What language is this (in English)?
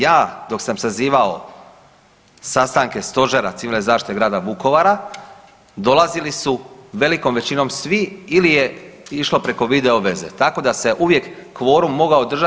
Croatian